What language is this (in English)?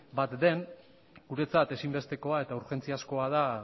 Basque